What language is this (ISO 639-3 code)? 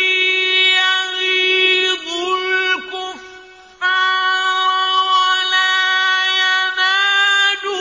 ara